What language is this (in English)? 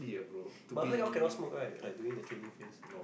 English